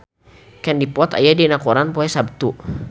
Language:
Sundanese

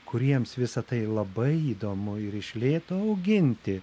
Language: Lithuanian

